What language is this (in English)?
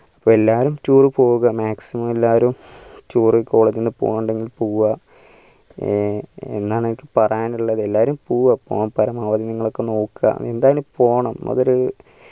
Malayalam